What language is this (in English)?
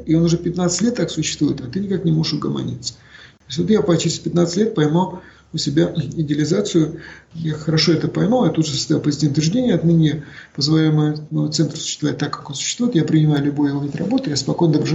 Russian